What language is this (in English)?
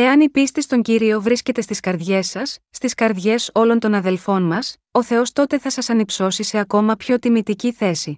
Greek